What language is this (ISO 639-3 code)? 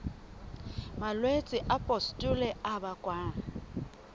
sot